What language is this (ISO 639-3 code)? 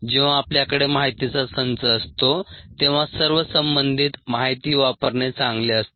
mar